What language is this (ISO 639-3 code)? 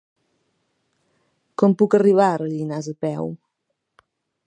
cat